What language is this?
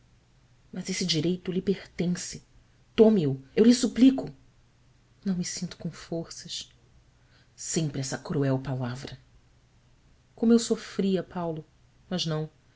Portuguese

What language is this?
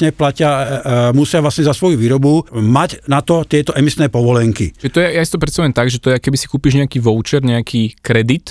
Slovak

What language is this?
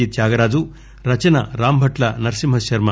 Telugu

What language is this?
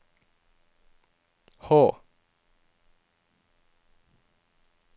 Norwegian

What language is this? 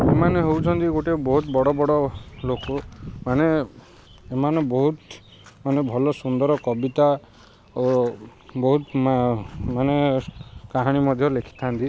Odia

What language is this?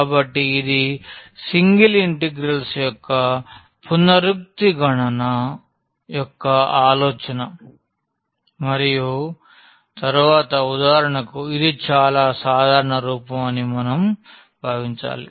Telugu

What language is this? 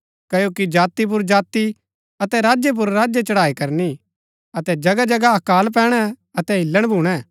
Gaddi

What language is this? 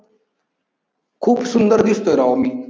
Marathi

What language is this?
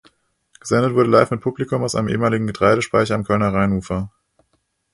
German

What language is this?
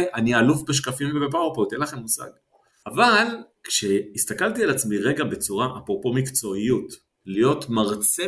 Hebrew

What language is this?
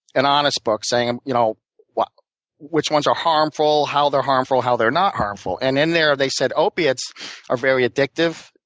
English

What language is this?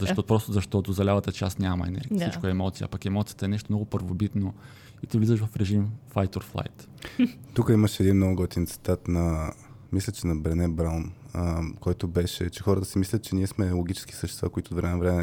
Bulgarian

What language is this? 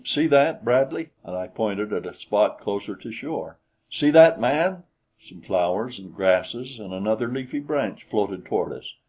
English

